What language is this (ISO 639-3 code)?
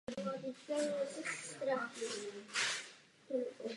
ces